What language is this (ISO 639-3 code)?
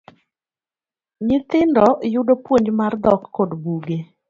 luo